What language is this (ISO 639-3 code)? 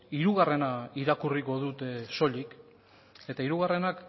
eus